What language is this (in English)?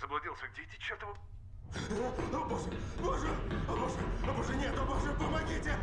Russian